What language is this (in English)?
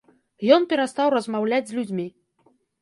Belarusian